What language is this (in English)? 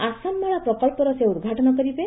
Odia